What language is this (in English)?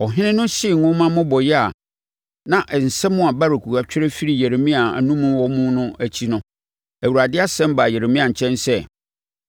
Akan